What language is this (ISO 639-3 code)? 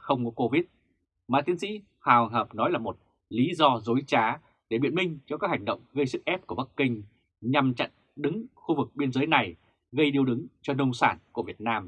vie